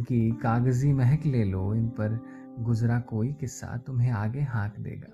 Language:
Hindi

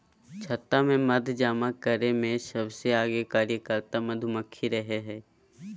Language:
Magahi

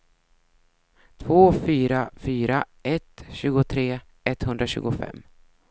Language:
Swedish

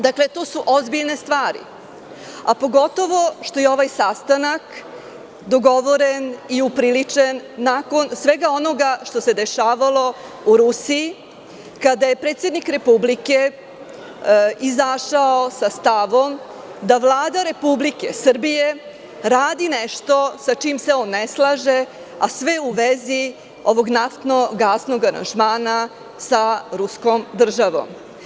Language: Serbian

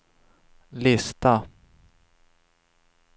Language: Swedish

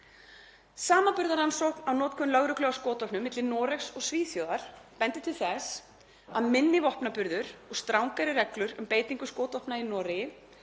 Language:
Icelandic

